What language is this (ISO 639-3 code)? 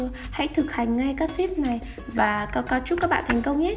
vie